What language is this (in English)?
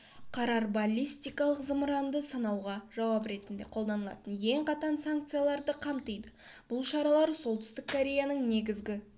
Kazakh